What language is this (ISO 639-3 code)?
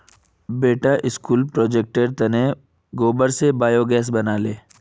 mag